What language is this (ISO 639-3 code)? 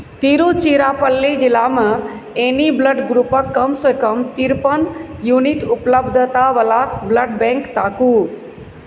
mai